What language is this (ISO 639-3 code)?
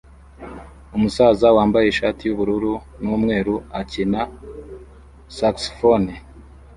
kin